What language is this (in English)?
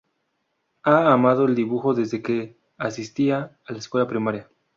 Spanish